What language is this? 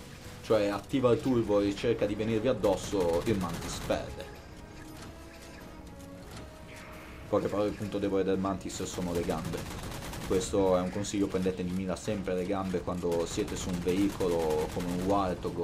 Italian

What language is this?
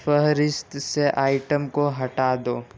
Urdu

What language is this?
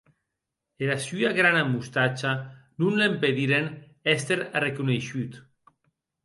Occitan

